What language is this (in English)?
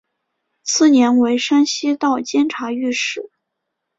Chinese